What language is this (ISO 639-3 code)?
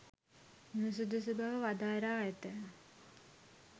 sin